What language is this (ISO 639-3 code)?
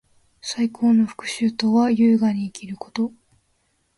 jpn